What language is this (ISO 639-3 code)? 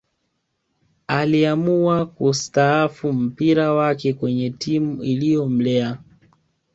swa